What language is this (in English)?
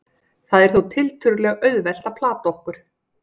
Icelandic